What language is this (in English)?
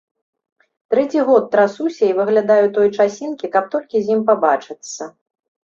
Belarusian